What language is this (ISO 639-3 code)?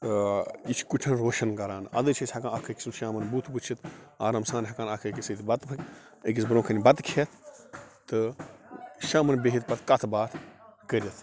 kas